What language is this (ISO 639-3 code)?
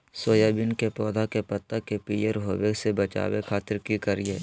mag